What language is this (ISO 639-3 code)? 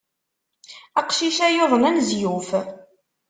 kab